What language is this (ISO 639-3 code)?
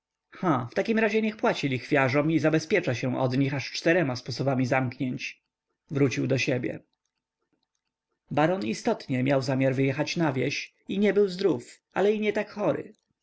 pol